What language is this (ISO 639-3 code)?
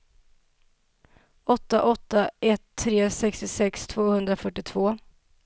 swe